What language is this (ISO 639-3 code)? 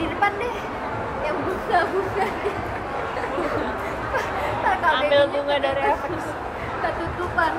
ind